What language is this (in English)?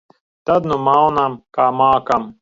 Latvian